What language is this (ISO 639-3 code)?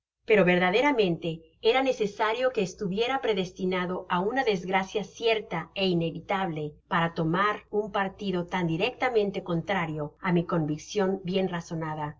spa